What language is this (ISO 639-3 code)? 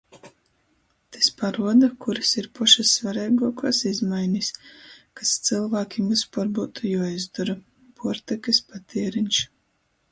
ltg